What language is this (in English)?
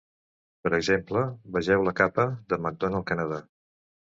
Catalan